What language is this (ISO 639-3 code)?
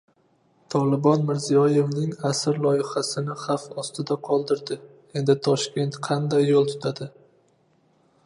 uzb